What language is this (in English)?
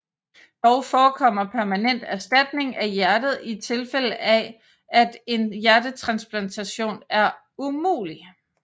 Danish